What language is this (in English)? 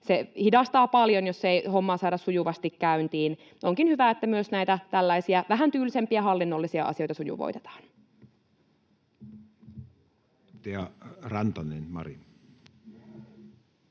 Finnish